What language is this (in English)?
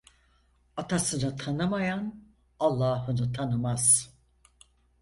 Turkish